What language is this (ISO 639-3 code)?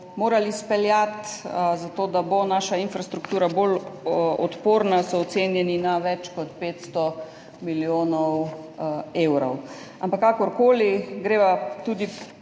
slv